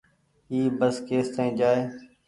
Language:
Goaria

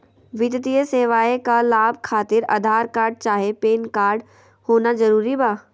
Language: Magahi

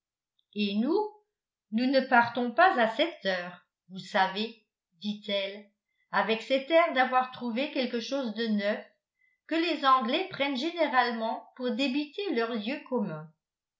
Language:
French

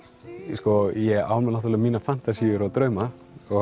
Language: Icelandic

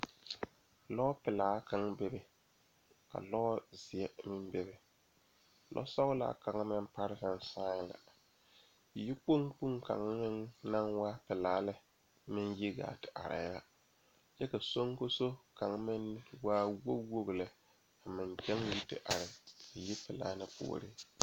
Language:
Southern Dagaare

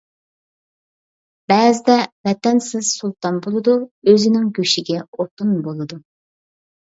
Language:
Uyghur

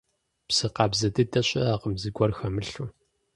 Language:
Kabardian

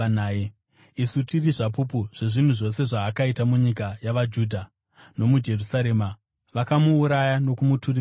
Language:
Shona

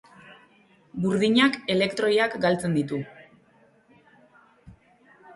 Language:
Basque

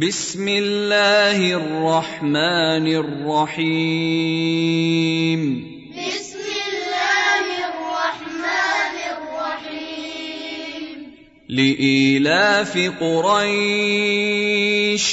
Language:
Arabic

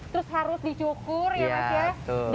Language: Indonesian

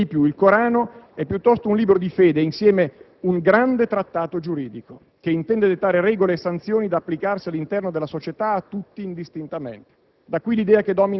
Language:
Italian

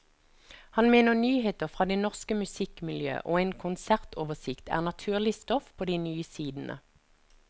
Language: Norwegian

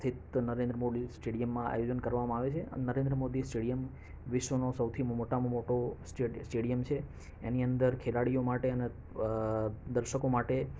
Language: Gujarati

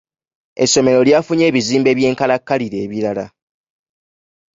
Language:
Ganda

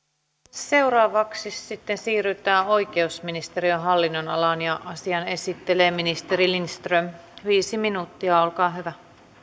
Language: Finnish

